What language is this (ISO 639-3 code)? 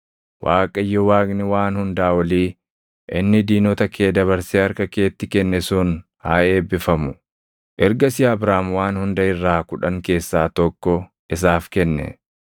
orm